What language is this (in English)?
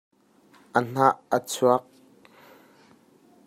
Hakha Chin